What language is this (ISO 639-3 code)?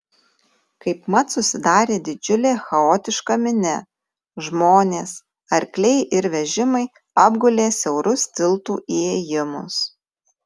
lit